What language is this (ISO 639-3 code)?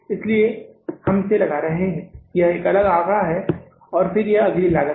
hin